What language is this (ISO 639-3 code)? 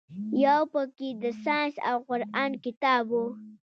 pus